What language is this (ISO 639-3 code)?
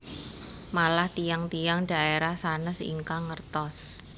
jav